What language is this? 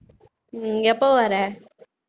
Tamil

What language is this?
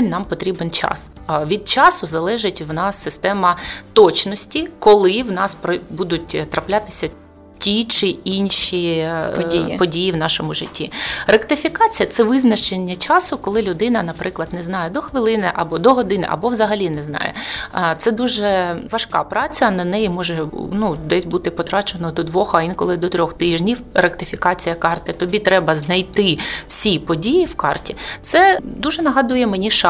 Ukrainian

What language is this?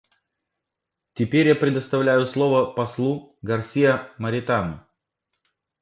Russian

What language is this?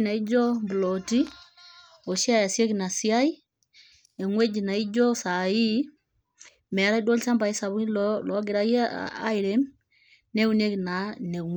Masai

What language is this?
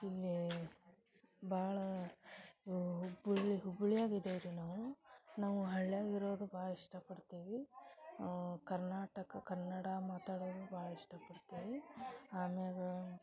Kannada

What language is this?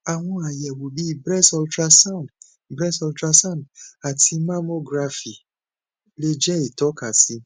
Yoruba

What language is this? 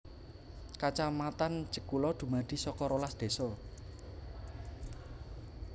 Javanese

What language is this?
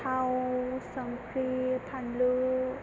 Bodo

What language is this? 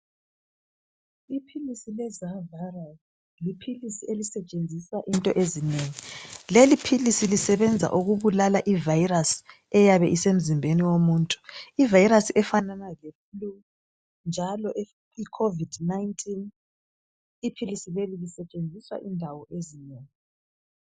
North Ndebele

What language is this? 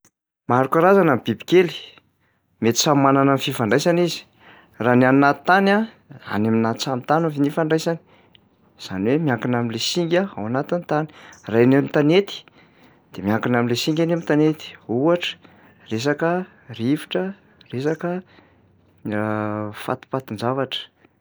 Malagasy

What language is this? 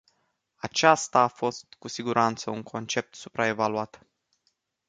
Romanian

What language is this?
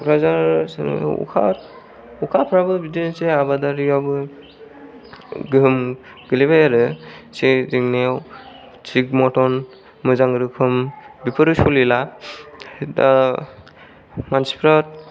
Bodo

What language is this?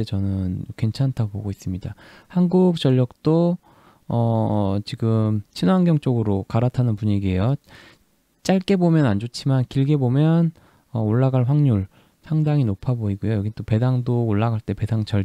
Korean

